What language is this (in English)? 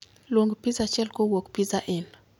Luo (Kenya and Tanzania)